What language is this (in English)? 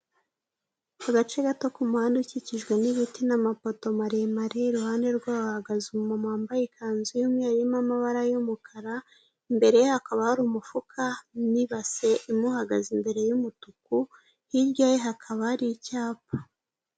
Kinyarwanda